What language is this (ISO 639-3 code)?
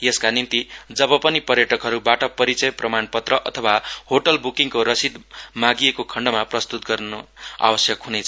nep